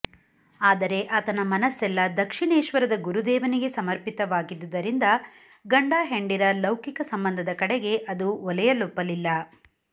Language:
Kannada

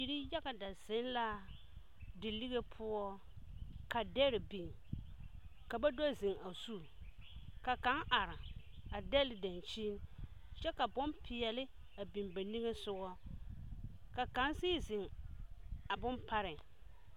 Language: Southern Dagaare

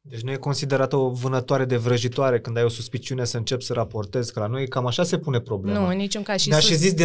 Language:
Romanian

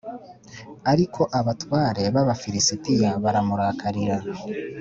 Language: Kinyarwanda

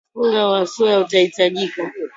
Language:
Swahili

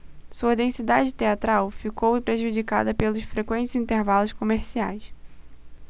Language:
Portuguese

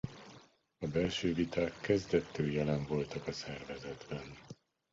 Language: Hungarian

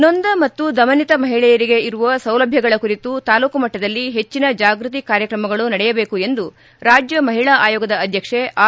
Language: Kannada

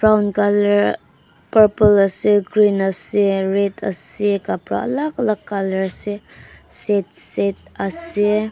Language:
Naga Pidgin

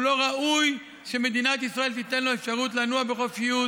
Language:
Hebrew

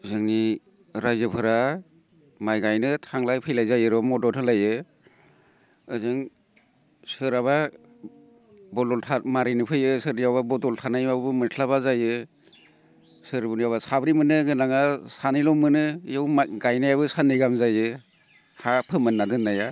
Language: Bodo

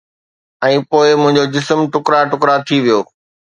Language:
Sindhi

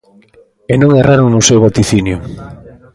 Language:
Galician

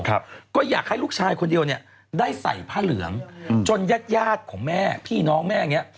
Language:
Thai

